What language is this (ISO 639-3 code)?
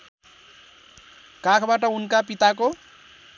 nep